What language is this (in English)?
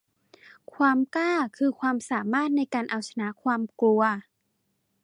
Thai